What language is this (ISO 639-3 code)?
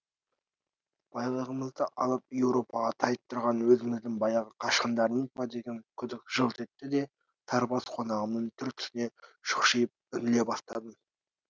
kaz